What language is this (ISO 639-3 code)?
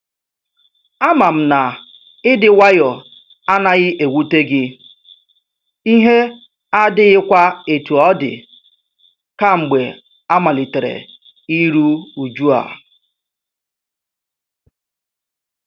ibo